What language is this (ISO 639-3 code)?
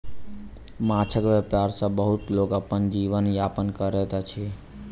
mai